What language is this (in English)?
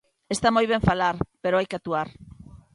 Galician